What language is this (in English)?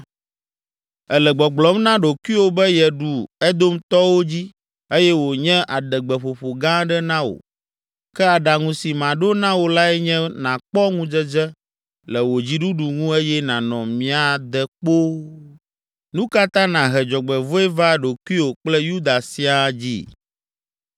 Ewe